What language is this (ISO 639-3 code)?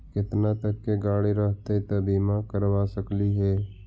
mag